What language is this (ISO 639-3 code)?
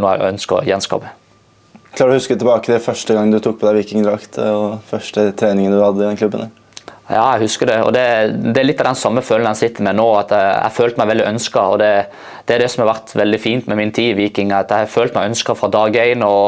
nor